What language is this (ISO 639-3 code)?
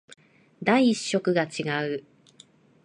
jpn